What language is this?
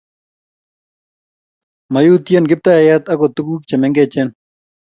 Kalenjin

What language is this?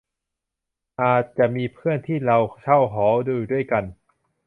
Thai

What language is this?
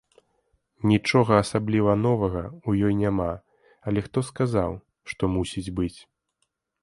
Belarusian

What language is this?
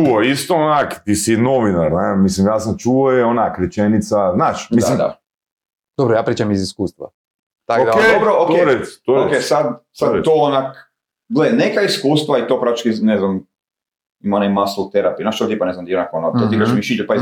Croatian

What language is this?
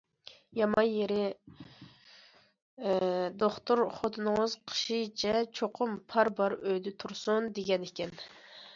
Uyghur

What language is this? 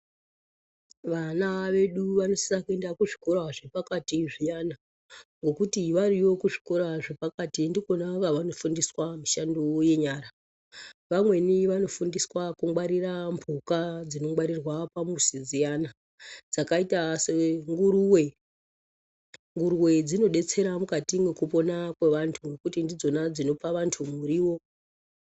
Ndau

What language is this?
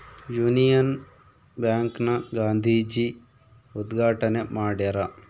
Kannada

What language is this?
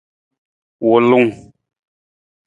Nawdm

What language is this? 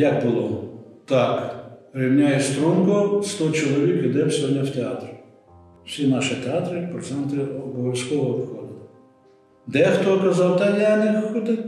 Ukrainian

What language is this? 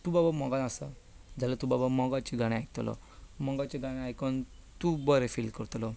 Konkani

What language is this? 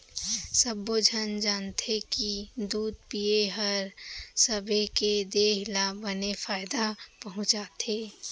Chhattisgarhi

